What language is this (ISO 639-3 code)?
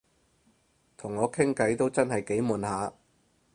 yue